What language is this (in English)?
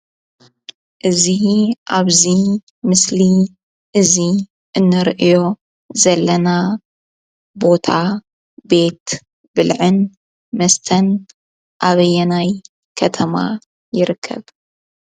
Tigrinya